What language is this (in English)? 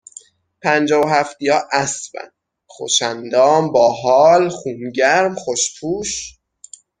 Persian